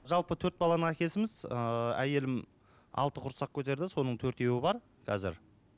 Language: Kazakh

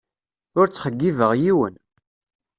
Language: Kabyle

